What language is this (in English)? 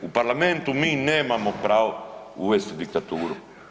Croatian